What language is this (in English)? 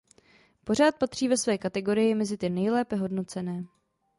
Czech